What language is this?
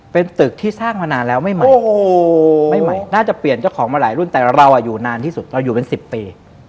Thai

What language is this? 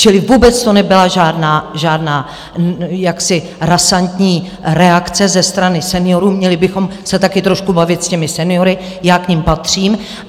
Czech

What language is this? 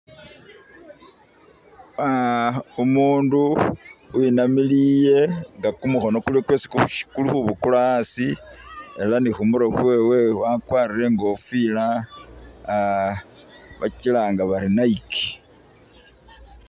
Masaaba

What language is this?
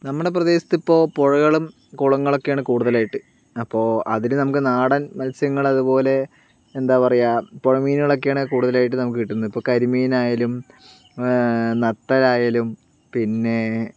Malayalam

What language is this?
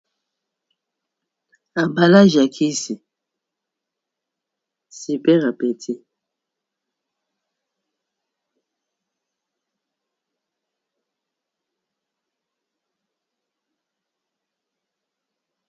Lingala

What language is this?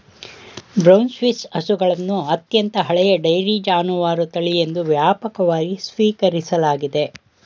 Kannada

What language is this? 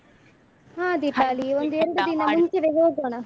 Kannada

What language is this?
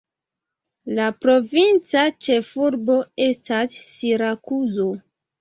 Esperanto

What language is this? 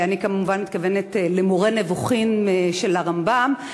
Hebrew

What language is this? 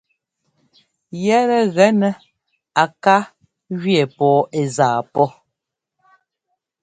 Ngomba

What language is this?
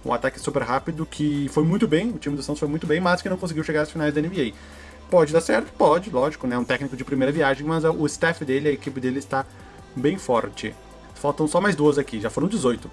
Portuguese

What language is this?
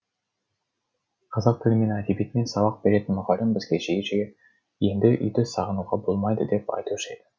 Kazakh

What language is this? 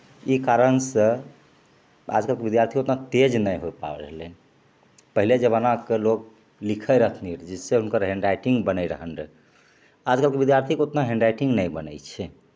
Maithili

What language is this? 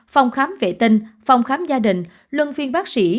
Vietnamese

